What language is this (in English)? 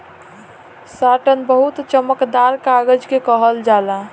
Bhojpuri